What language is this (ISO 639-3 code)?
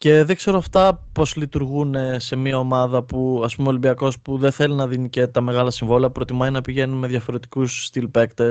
ell